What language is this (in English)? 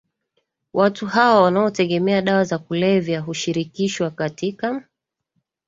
Swahili